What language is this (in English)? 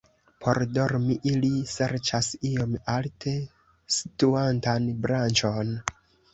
Esperanto